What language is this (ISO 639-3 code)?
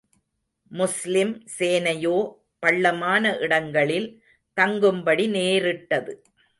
tam